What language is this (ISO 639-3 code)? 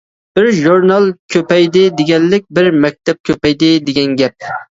uig